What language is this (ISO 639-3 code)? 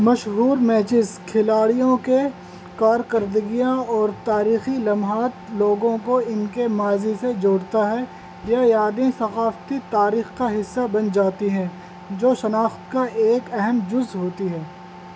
urd